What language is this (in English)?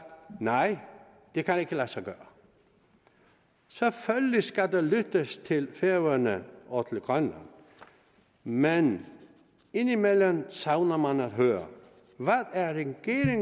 Danish